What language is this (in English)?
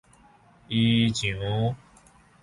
Min Nan Chinese